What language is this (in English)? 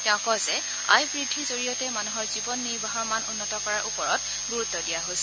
Assamese